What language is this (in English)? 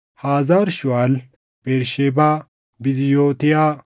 Oromo